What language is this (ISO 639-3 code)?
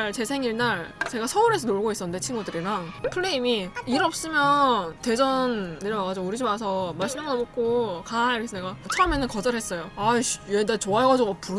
kor